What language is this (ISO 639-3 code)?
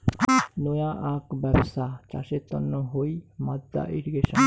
ben